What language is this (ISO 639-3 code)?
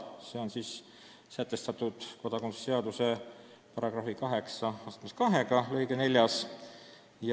est